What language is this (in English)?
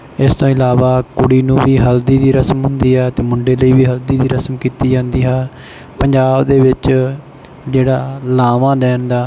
Punjabi